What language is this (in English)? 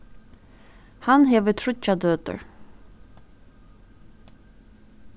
Faroese